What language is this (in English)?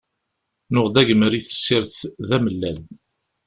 Kabyle